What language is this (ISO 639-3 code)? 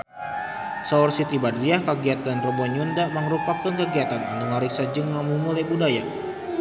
sun